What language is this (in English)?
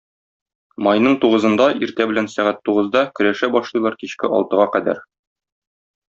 Tatar